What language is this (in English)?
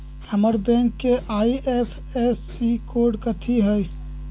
Magahi